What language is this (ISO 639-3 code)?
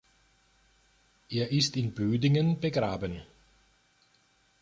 deu